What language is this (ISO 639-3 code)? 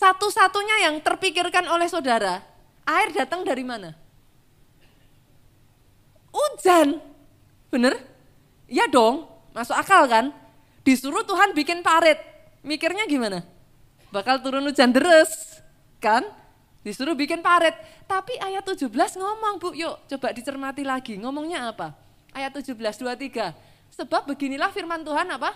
ind